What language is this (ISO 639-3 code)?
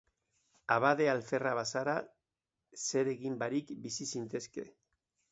eus